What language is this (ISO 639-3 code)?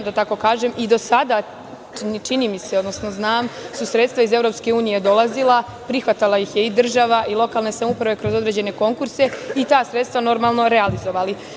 srp